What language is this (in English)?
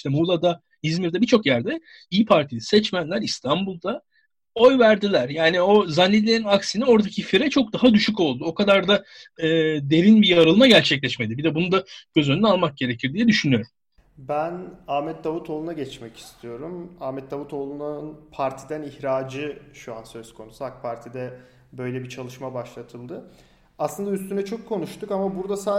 Turkish